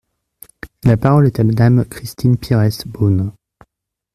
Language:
French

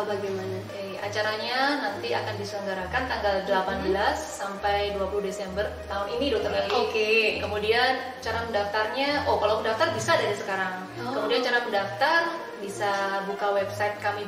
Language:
Indonesian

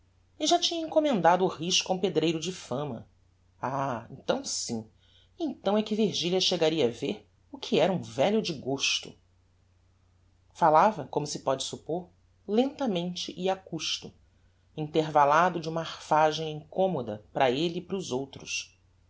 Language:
Portuguese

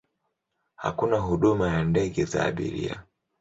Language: Swahili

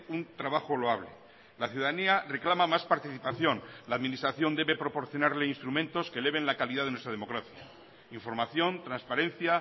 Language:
Spanish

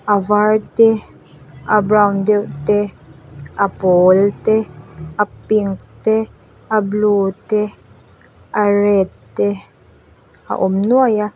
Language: Mizo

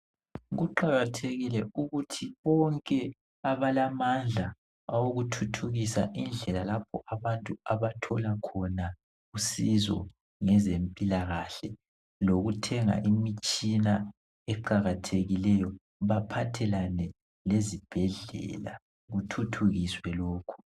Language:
North Ndebele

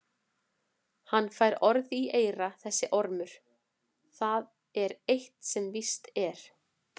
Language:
Icelandic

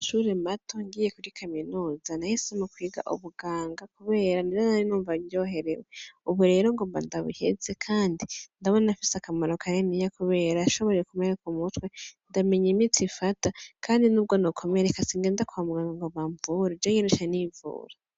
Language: Rundi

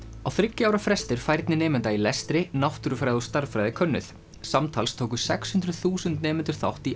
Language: Icelandic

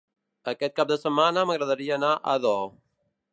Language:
Catalan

